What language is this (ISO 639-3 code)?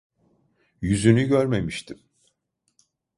tur